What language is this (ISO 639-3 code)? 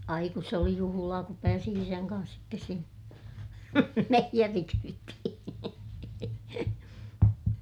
fin